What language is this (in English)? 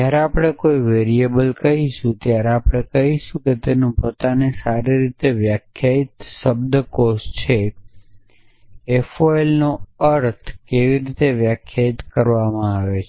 Gujarati